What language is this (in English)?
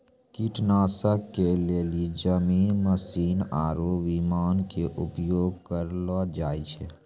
Maithili